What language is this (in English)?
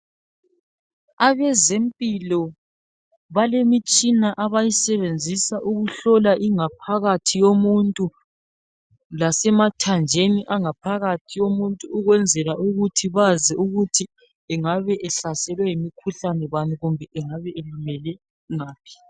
North Ndebele